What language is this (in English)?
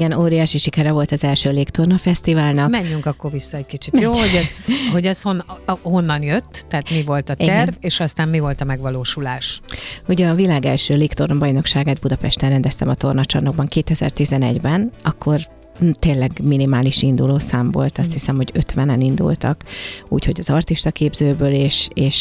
Hungarian